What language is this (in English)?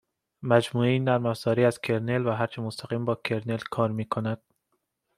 Persian